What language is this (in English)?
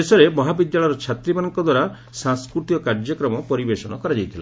Odia